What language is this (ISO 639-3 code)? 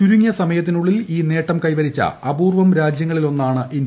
mal